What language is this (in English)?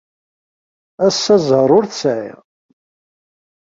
Kabyle